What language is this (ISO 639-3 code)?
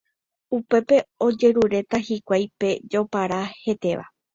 grn